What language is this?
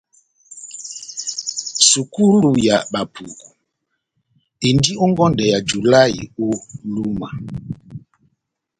Batanga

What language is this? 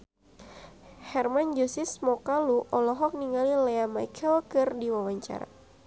Sundanese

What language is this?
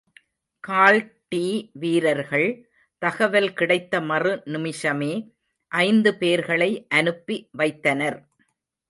Tamil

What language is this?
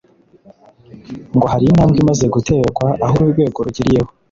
Kinyarwanda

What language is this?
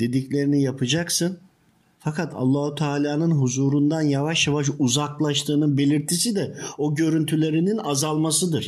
Turkish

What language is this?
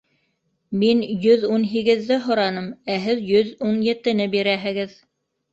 Bashkir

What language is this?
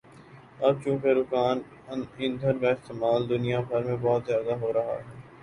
Urdu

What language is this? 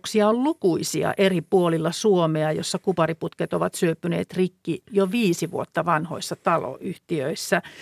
Finnish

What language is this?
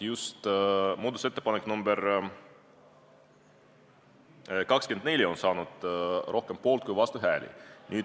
Estonian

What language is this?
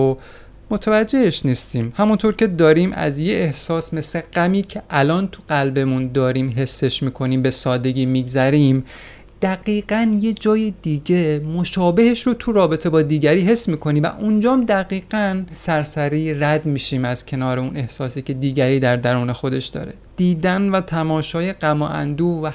Persian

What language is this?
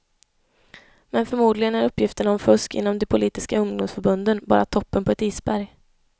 Swedish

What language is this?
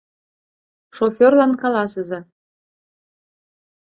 Mari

